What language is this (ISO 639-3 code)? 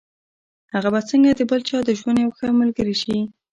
pus